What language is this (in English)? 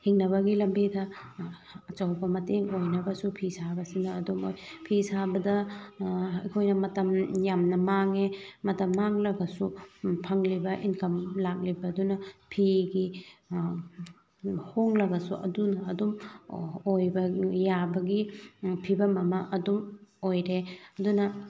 Manipuri